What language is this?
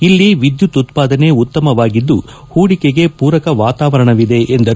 Kannada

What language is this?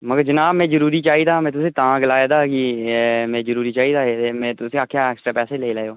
Dogri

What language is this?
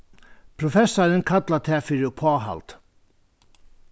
Faroese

